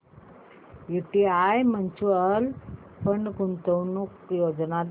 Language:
Marathi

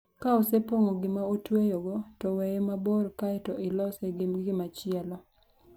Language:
Luo (Kenya and Tanzania)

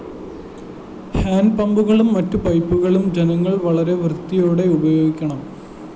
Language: Malayalam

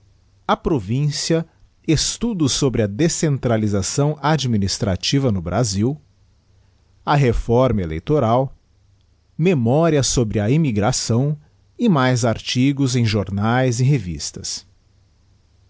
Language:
Portuguese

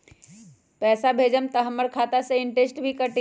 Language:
Magahi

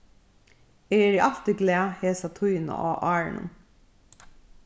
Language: Faroese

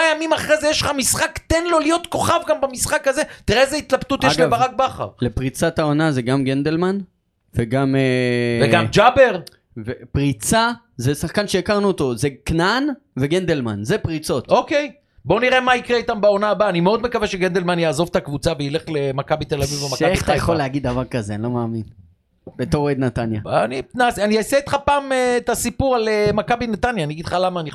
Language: Hebrew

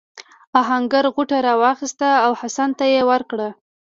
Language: Pashto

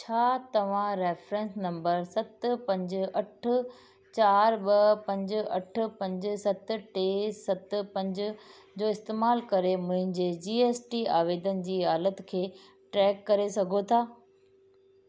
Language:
Sindhi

